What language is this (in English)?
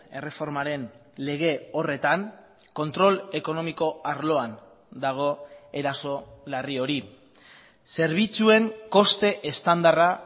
Basque